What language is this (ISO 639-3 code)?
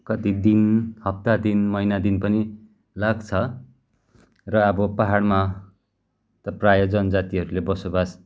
nep